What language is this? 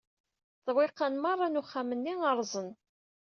Kabyle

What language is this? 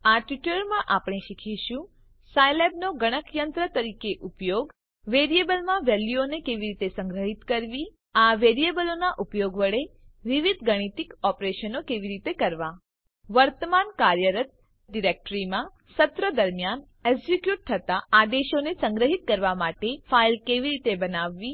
Gujarati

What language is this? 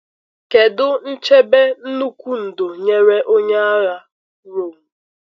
Igbo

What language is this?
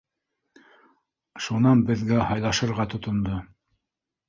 Bashkir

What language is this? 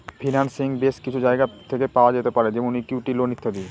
Bangla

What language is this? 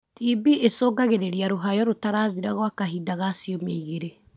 Kikuyu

